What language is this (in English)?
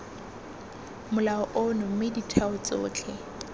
Tswana